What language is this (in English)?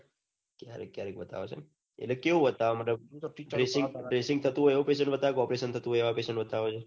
Gujarati